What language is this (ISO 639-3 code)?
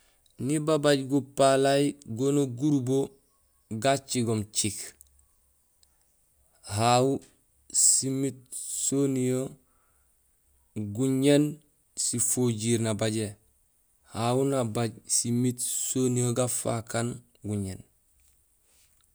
gsl